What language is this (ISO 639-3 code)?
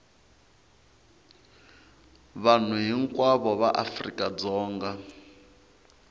tso